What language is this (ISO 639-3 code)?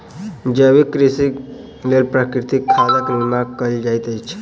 mai